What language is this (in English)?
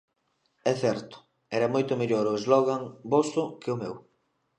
Galician